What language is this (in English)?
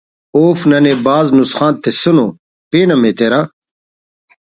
Brahui